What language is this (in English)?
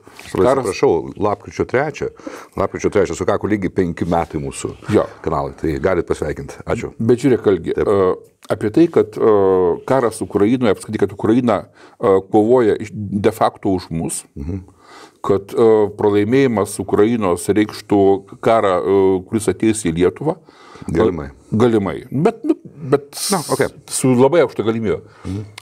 Lithuanian